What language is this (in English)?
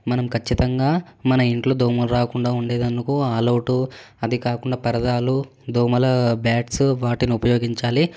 Telugu